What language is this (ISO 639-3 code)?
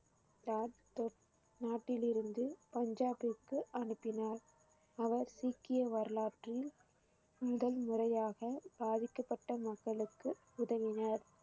tam